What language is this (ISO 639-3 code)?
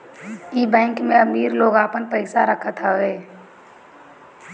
bho